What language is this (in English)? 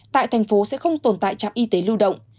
Vietnamese